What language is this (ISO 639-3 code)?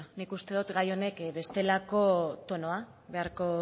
eus